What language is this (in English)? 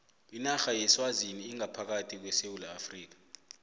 South Ndebele